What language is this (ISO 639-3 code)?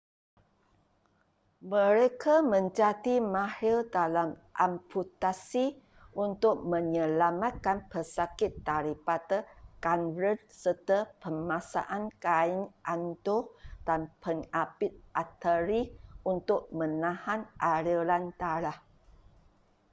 msa